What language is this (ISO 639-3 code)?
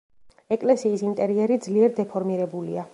kat